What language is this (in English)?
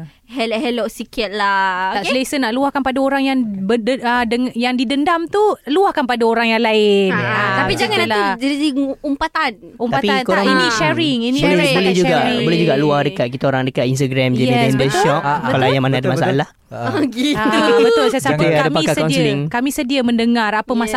Malay